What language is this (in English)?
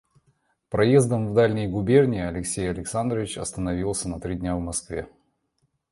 Russian